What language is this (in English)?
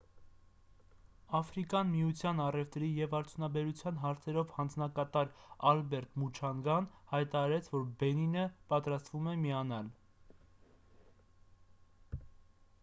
Armenian